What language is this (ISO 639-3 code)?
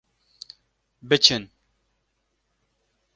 kur